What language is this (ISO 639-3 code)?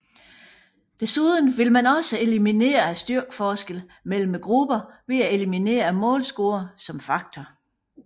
dan